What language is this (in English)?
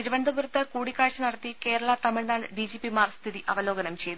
Malayalam